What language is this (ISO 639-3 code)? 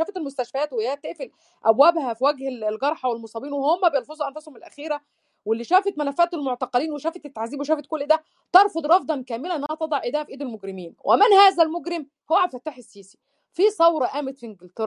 ara